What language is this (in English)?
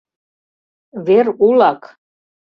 Mari